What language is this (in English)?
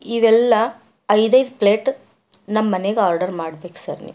Kannada